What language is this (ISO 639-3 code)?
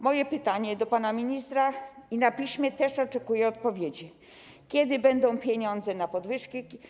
pol